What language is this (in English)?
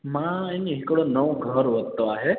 Sindhi